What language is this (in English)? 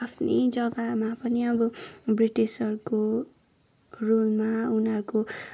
Nepali